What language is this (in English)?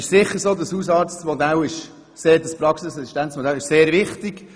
Swiss German